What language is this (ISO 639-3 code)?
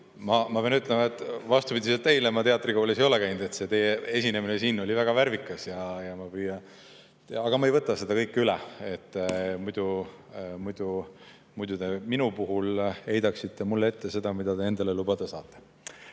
est